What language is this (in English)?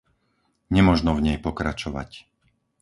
Slovak